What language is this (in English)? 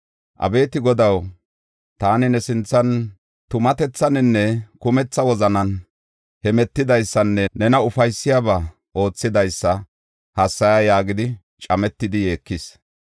Gofa